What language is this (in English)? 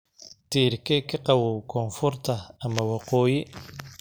Somali